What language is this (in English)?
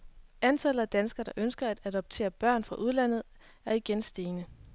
Danish